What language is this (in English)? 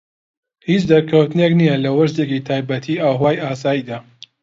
Central Kurdish